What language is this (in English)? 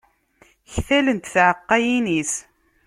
Kabyle